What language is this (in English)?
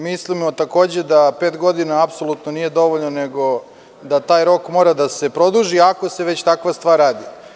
Serbian